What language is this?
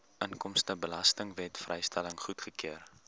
Afrikaans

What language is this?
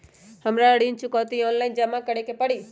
Magahi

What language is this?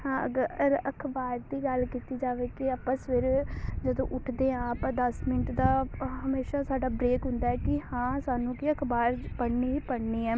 Punjabi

